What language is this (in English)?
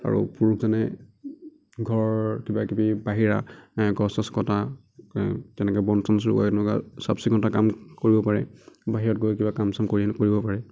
Assamese